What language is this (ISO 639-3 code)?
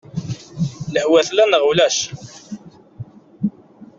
kab